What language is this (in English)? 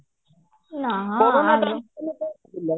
Odia